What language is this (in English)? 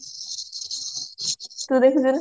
Odia